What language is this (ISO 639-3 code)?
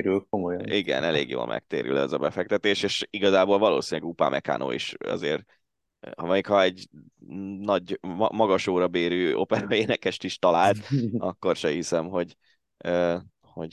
hun